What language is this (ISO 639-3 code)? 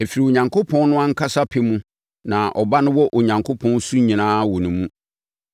aka